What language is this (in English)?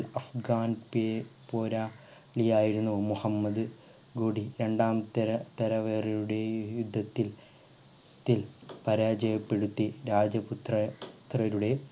Malayalam